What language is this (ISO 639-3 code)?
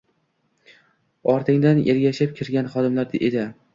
uzb